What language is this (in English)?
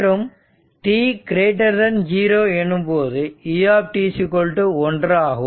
Tamil